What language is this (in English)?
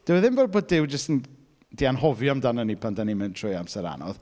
Welsh